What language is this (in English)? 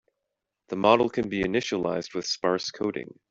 English